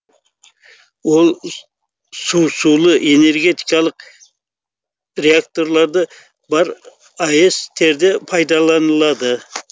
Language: Kazakh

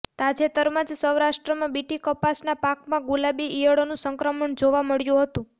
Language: Gujarati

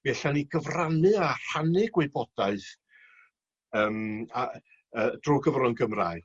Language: Welsh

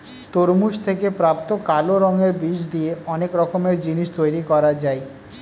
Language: Bangla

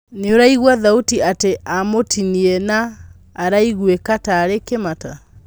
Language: Kikuyu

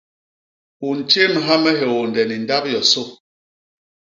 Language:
Basaa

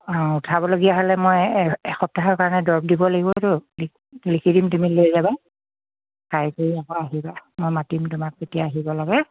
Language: Assamese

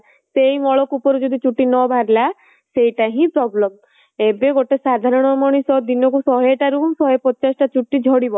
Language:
Odia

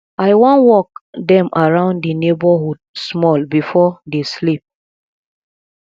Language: Nigerian Pidgin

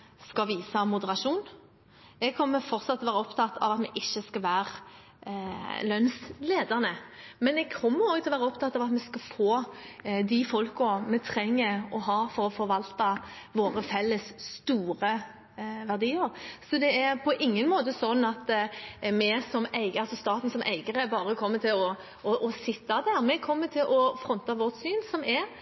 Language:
Norwegian Bokmål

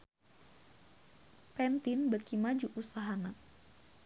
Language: Sundanese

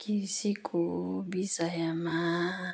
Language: Nepali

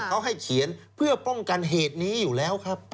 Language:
Thai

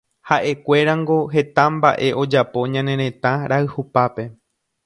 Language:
Guarani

